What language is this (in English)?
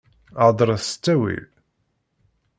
Kabyle